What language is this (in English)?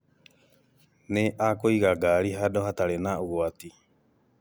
Kikuyu